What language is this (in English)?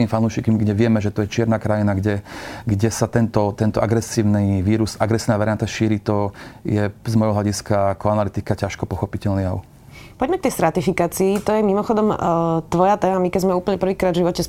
Slovak